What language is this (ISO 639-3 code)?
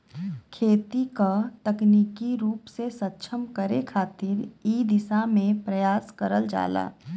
bho